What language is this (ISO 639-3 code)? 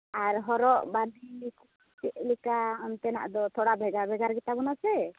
sat